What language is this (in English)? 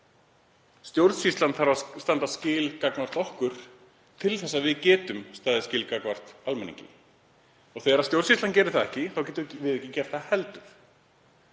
Icelandic